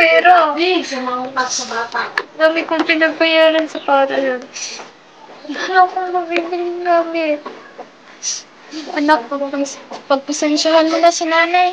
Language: Filipino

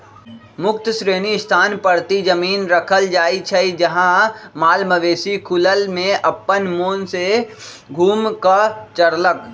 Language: Magahi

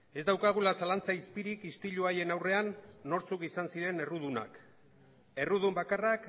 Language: Basque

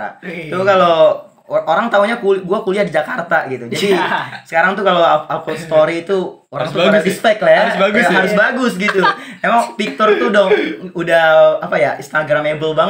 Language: Indonesian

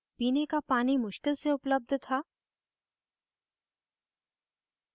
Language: Hindi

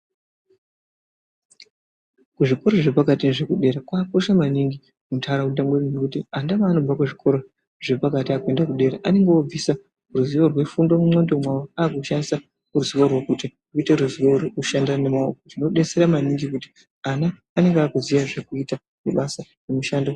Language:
Ndau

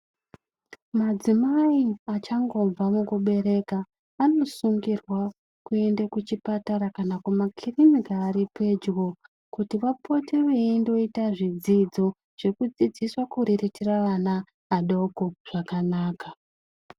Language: Ndau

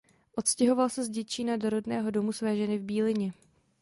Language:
Czech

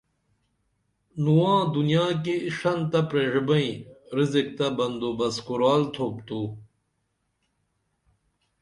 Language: Dameli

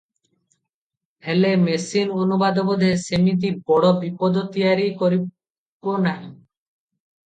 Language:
Odia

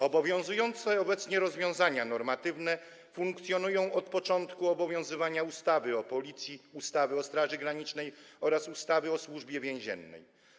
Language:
Polish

